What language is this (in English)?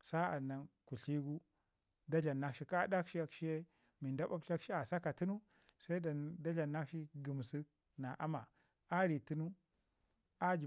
Ngizim